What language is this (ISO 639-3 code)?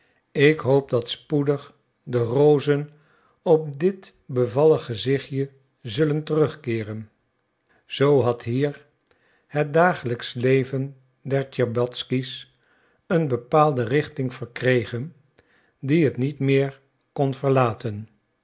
nld